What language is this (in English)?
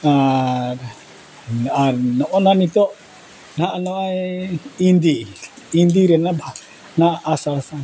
Santali